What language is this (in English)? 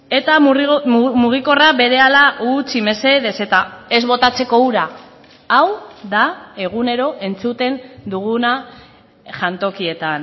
Basque